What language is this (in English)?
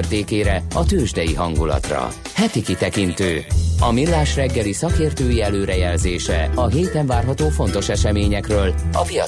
Hungarian